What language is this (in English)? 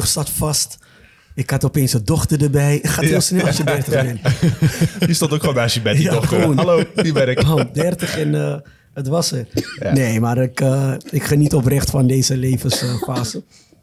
Dutch